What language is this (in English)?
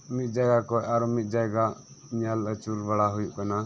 Santali